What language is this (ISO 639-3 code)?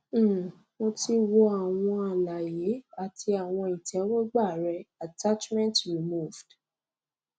yor